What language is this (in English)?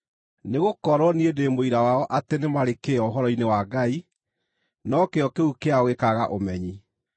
Kikuyu